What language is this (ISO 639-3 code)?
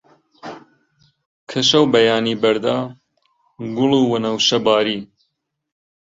ckb